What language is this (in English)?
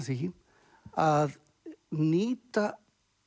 Icelandic